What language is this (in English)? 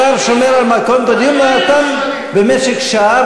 Hebrew